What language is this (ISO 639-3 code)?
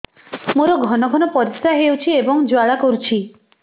ori